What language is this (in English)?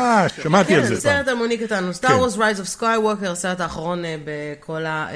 Hebrew